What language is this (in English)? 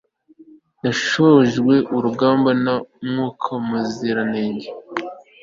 Kinyarwanda